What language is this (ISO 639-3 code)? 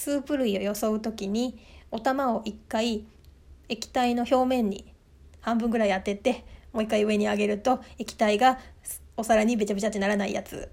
jpn